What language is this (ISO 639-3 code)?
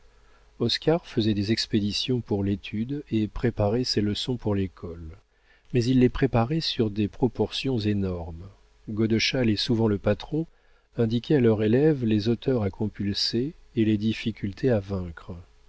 fra